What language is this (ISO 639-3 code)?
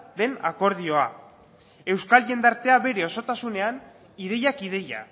eus